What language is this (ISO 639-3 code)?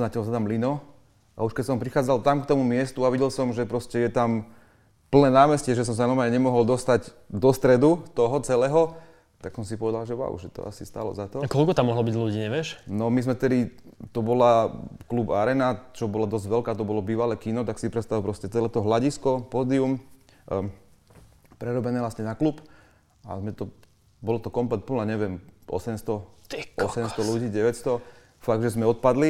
slk